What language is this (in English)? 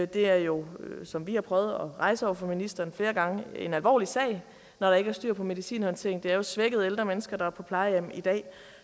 Danish